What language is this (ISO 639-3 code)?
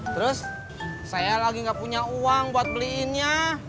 ind